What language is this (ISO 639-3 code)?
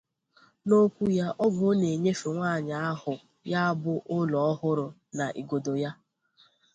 ibo